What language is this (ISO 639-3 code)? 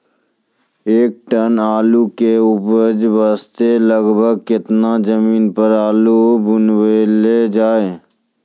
mai